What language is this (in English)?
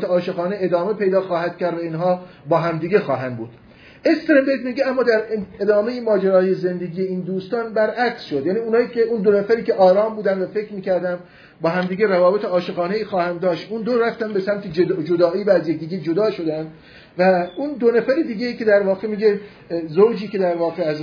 Persian